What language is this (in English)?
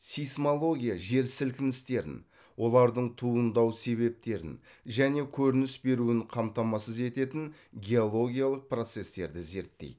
Kazakh